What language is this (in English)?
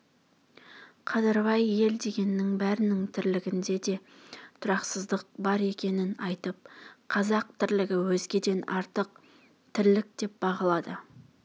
Kazakh